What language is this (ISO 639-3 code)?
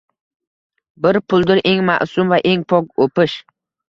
uzb